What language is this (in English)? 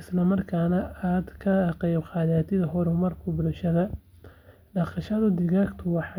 Somali